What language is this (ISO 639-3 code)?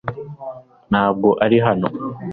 kin